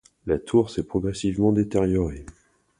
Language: French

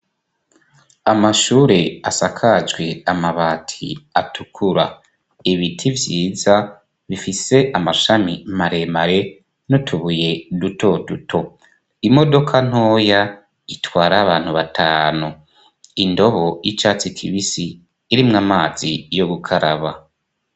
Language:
Rundi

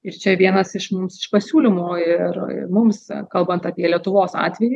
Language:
Lithuanian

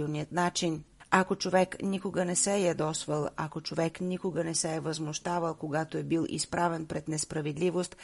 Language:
Bulgarian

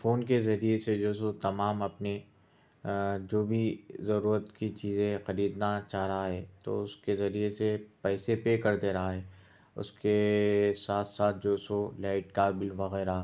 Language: Urdu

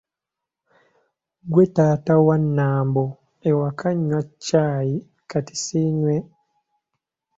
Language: Ganda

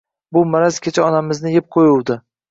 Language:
Uzbek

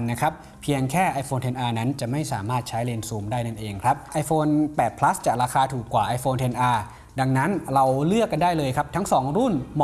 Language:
Thai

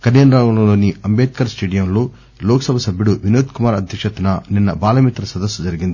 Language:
Telugu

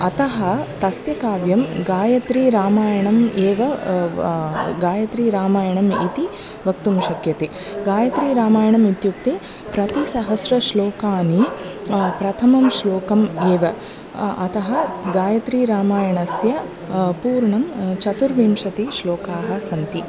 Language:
Sanskrit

